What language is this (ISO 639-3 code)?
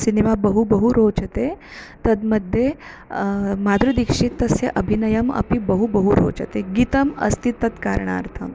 san